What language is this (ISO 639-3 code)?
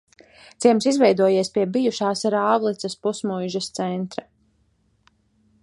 lav